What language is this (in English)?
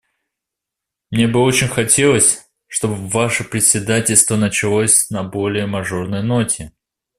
Russian